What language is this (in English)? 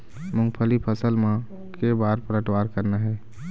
Chhattisgarhi